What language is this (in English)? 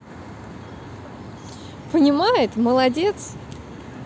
Russian